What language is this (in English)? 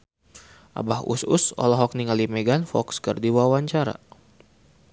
Sundanese